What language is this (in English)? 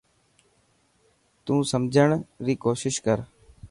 Dhatki